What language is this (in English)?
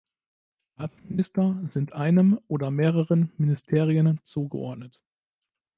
German